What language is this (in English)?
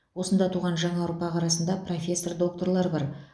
Kazakh